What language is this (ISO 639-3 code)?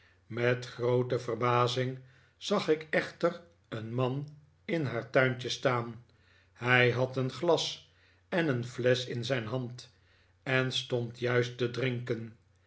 nld